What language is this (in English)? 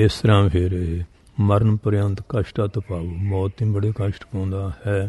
Turkish